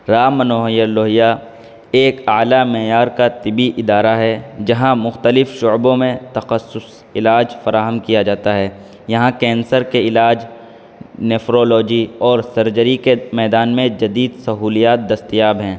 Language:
Urdu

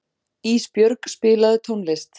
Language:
Icelandic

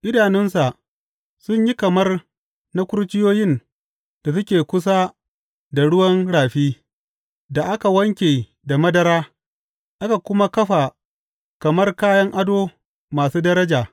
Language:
Hausa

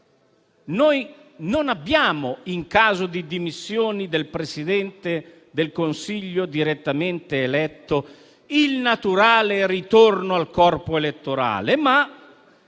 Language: Italian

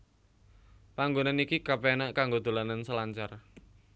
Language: Javanese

